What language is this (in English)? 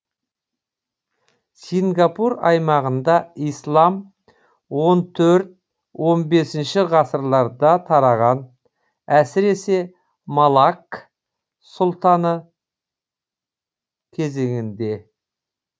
Kazakh